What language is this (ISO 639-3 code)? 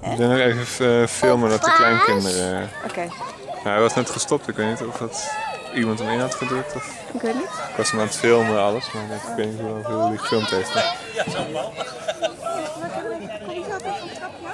nld